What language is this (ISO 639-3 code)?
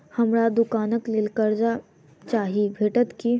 mai